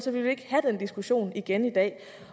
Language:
Danish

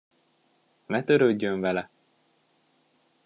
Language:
Hungarian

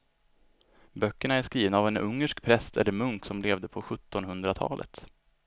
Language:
Swedish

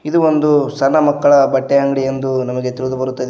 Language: Kannada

